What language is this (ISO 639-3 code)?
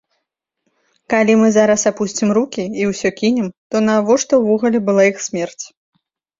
bel